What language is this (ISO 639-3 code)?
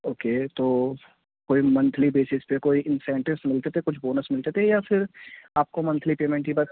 urd